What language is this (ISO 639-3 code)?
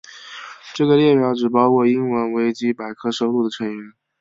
zho